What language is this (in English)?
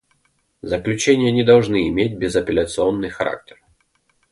Russian